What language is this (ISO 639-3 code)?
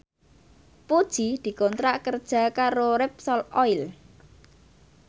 jav